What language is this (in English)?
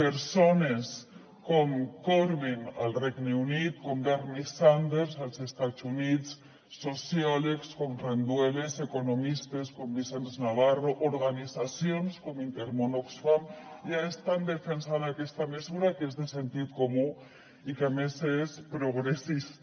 Catalan